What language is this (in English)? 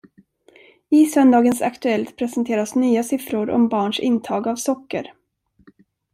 Swedish